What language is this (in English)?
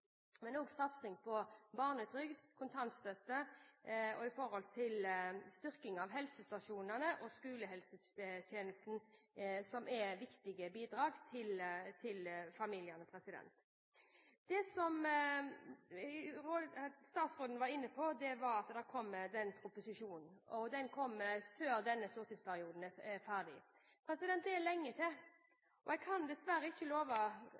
Norwegian Bokmål